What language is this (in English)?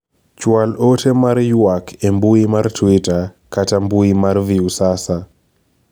Luo (Kenya and Tanzania)